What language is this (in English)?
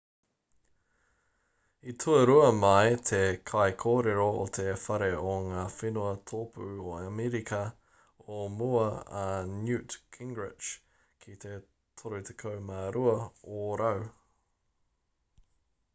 Māori